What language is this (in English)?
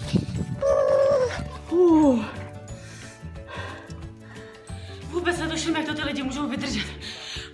Czech